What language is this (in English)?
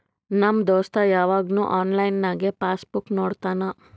Kannada